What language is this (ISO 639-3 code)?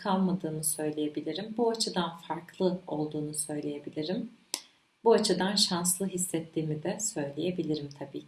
tur